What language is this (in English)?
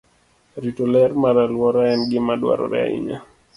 Luo (Kenya and Tanzania)